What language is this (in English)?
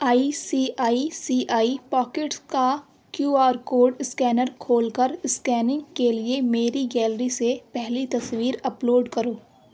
Urdu